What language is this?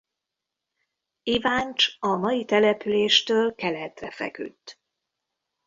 Hungarian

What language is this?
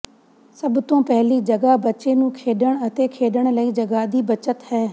Punjabi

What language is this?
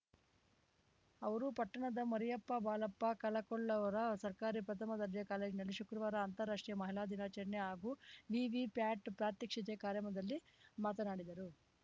Kannada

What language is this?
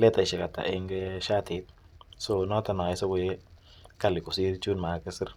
Kalenjin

